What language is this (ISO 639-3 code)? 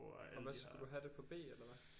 dan